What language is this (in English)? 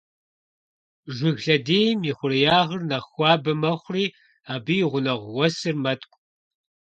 Kabardian